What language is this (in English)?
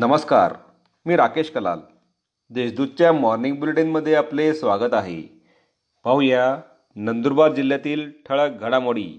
Marathi